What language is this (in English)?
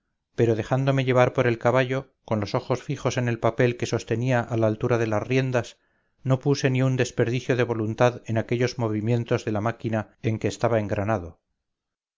Spanish